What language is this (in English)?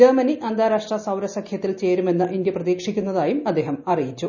Malayalam